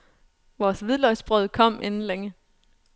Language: Danish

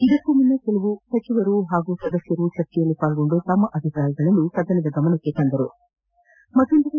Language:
Kannada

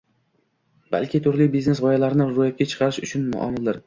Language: Uzbek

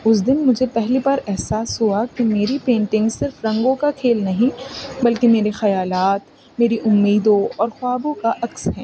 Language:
Urdu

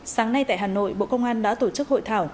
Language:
Vietnamese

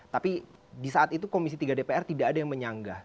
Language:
Indonesian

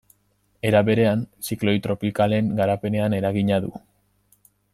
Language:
Basque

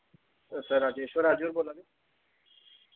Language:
Dogri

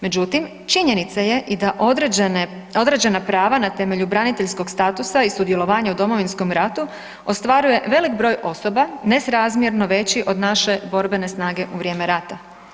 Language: Croatian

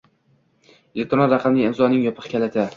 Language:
Uzbek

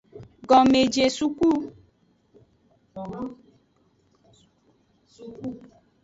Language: Aja (Benin)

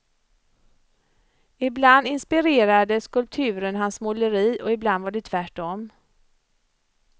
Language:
Swedish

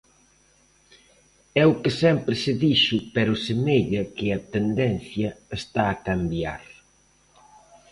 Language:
Galician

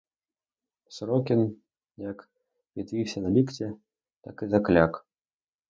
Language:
Ukrainian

